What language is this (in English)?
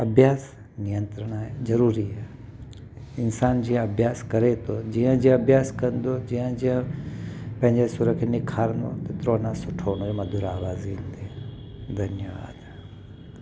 Sindhi